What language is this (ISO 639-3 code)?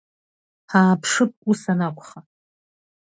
abk